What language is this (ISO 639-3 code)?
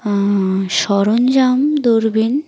ben